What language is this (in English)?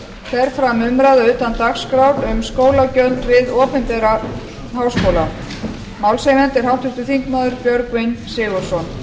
Icelandic